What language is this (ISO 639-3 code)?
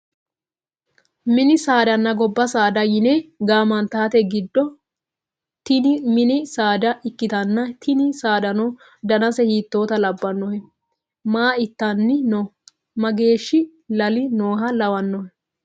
sid